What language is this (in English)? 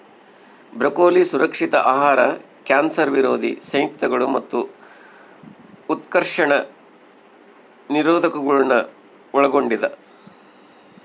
Kannada